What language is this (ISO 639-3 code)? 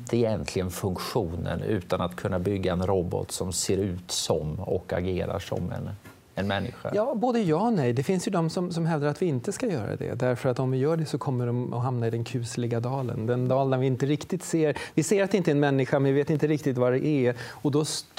swe